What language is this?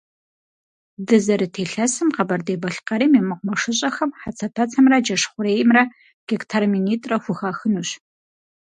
Kabardian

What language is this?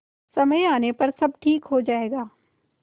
Hindi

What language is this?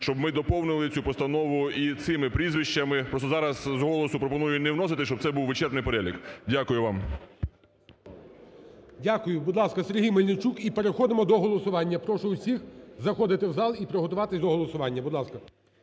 Ukrainian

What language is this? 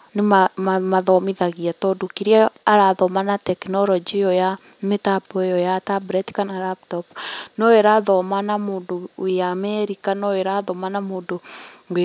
Kikuyu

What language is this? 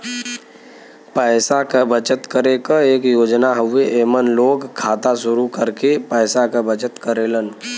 Bhojpuri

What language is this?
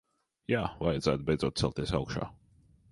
Latvian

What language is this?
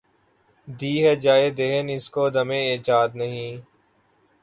Urdu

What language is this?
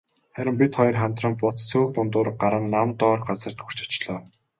Mongolian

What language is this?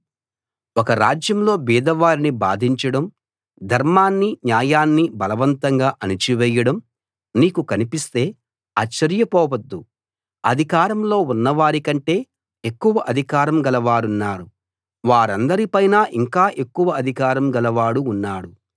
Telugu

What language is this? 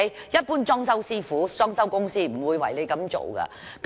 Cantonese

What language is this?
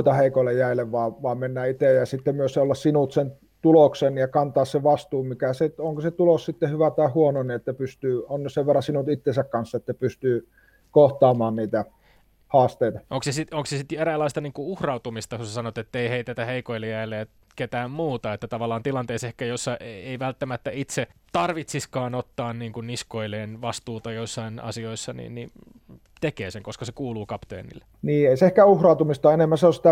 Finnish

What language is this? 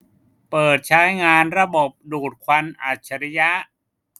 Thai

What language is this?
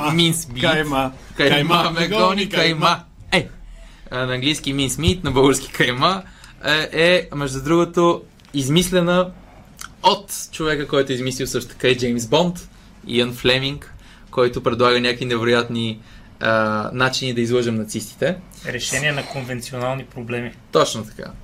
Bulgarian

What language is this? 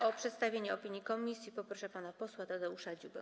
Polish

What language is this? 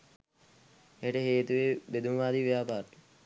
Sinhala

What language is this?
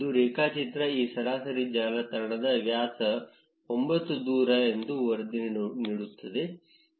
Kannada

